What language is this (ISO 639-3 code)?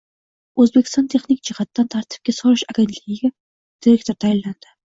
uzb